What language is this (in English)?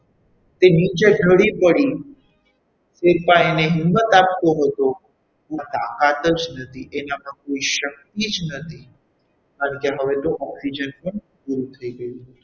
Gujarati